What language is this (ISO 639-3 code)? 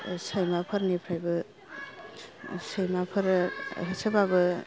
brx